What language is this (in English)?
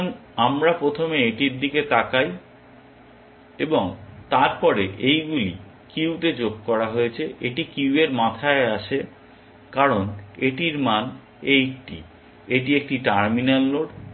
Bangla